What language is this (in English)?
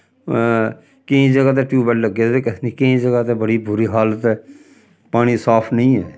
Dogri